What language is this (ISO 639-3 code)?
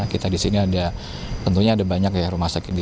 ind